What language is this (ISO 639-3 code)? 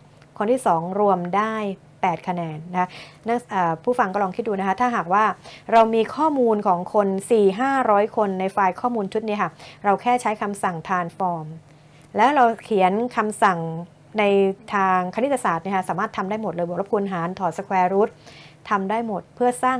tha